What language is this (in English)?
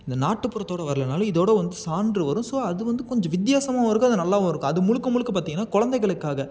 Tamil